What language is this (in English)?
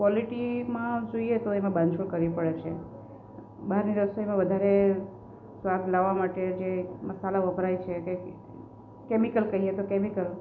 Gujarati